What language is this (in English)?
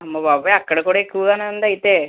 Telugu